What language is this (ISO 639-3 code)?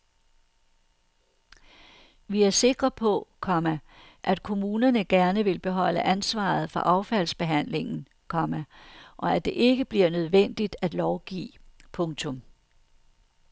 dan